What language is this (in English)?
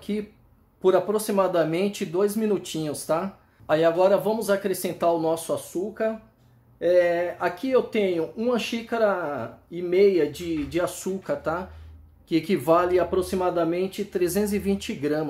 Portuguese